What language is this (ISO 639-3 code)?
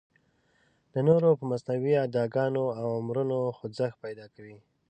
pus